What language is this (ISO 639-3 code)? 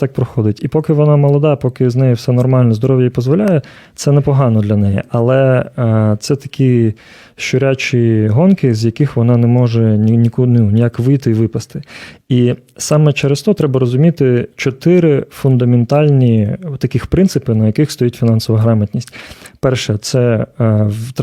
ukr